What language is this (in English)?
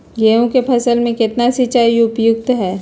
Magahi